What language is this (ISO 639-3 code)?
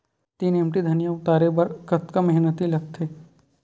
hne